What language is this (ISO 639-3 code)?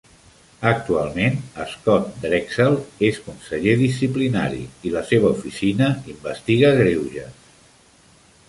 cat